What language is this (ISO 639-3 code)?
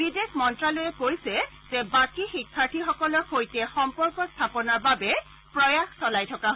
asm